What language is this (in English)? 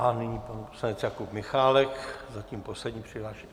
Czech